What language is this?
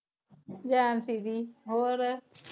Punjabi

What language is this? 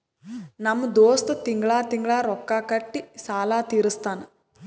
Kannada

